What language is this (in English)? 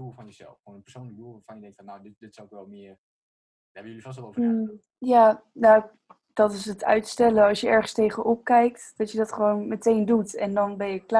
Dutch